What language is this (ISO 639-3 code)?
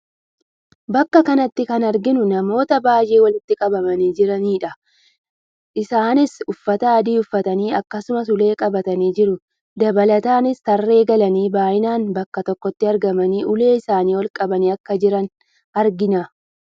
orm